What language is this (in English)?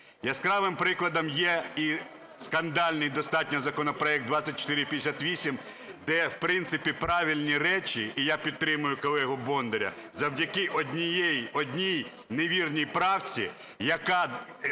Ukrainian